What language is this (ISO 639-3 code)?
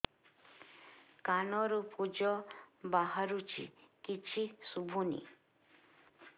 ori